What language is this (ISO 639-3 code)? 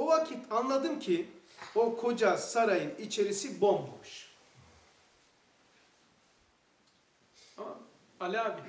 tur